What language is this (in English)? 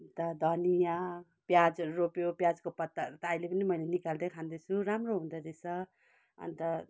Nepali